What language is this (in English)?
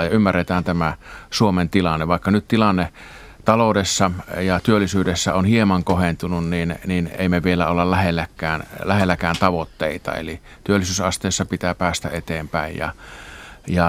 Finnish